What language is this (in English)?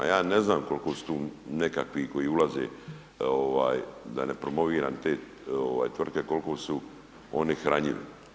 Croatian